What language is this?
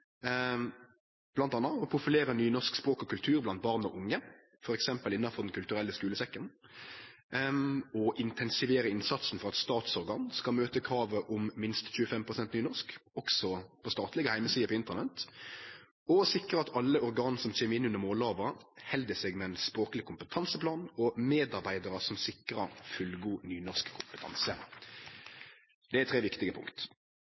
Norwegian Nynorsk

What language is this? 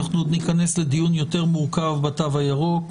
Hebrew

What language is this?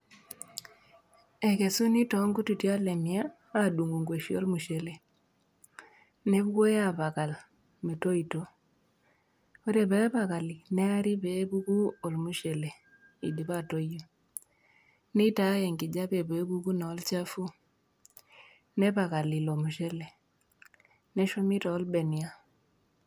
Masai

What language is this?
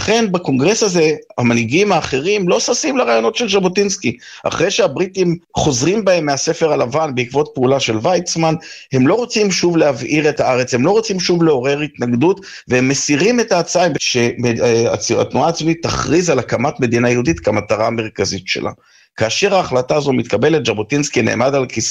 Hebrew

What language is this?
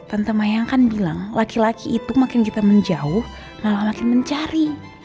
Indonesian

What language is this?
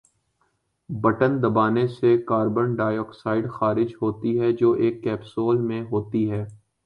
Urdu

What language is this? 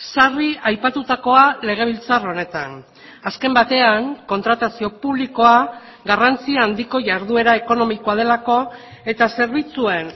Basque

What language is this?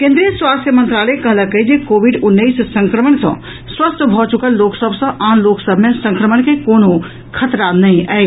Maithili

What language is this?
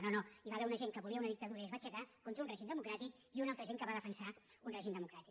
Catalan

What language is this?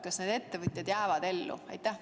Estonian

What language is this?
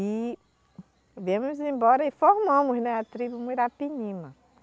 Portuguese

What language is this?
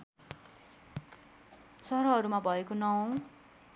Nepali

